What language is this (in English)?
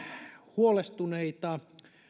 Finnish